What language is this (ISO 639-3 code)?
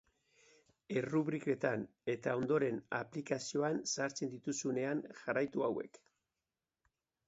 eus